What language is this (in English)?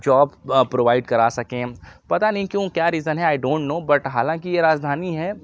Urdu